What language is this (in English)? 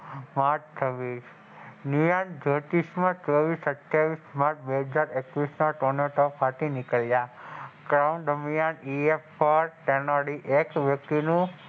Gujarati